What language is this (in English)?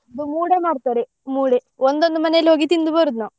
Kannada